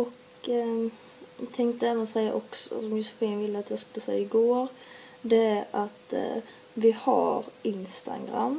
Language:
Swedish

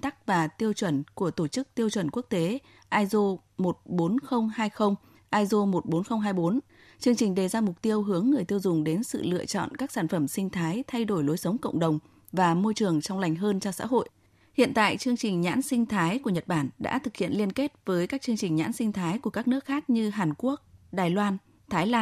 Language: Vietnamese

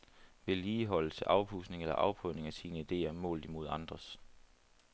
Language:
Danish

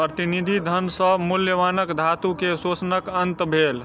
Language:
Maithili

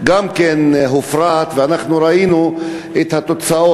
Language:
Hebrew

